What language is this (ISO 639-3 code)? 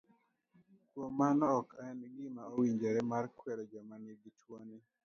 luo